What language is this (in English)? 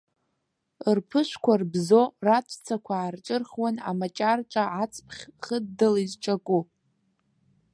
Abkhazian